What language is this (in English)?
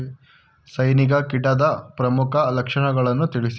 Kannada